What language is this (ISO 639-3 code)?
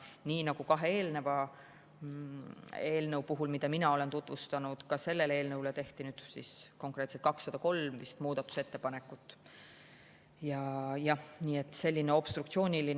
est